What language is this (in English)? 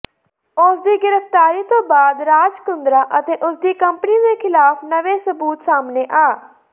Punjabi